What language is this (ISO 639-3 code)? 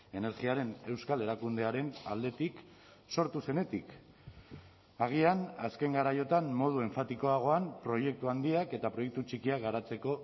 eus